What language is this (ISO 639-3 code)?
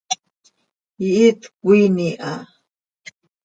sei